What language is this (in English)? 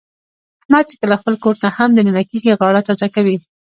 Pashto